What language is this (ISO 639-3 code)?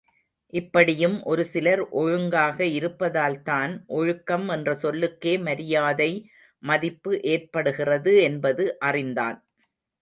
tam